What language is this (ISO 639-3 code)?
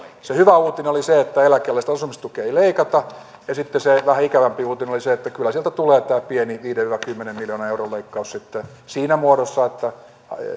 fin